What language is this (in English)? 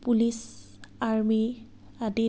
Assamese